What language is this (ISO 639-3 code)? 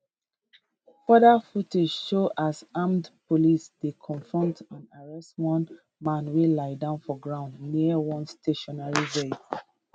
pcm